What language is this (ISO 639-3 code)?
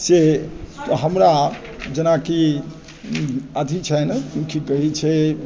mai